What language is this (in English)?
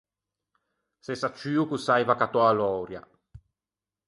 Ligurian